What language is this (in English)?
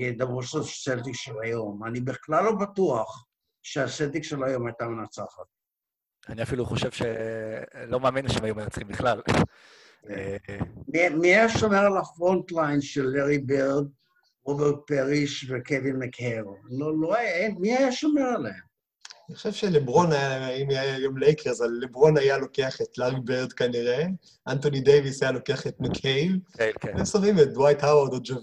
Hebrew